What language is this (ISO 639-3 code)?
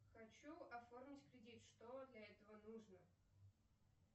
rus